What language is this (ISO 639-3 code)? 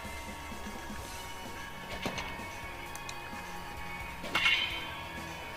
jpn